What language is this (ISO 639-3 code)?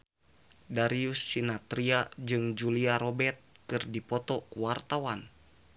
sun